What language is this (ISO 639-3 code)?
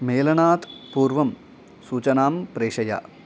san